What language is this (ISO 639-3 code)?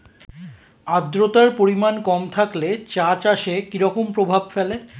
ben